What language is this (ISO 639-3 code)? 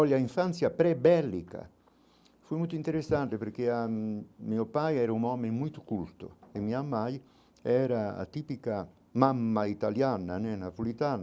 por